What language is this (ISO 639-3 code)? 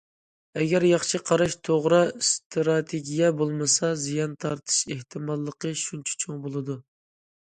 uig